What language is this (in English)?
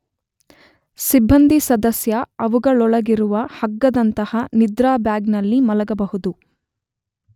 Kannada